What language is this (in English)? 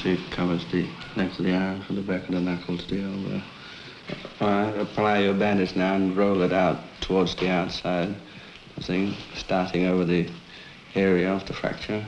English